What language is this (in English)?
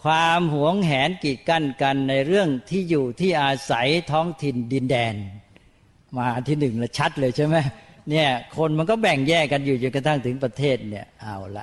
Thai